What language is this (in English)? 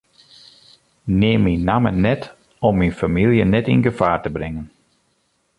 Western Frisian